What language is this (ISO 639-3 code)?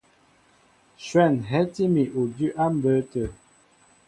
mbo